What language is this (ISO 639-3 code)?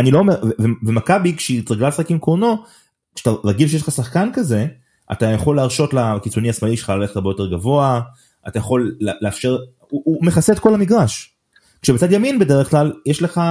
heb